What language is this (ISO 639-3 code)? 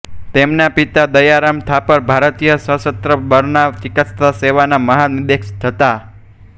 guj